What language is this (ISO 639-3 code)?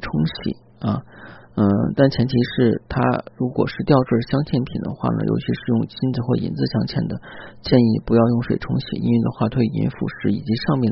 zho